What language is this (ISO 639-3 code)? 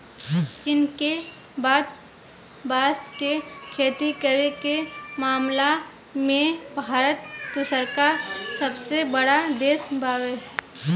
bho